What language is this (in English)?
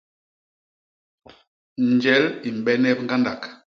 Basaa